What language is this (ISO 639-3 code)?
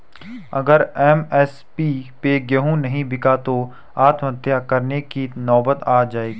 hin